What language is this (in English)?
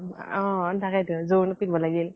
Assamese